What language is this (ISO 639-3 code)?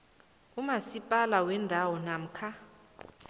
nbl